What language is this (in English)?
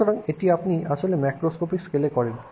Bangla